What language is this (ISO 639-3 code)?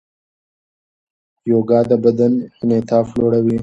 pus